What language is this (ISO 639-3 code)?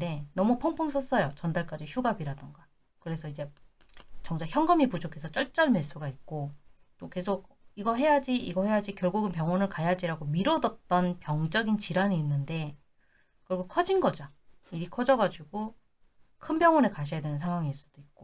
kor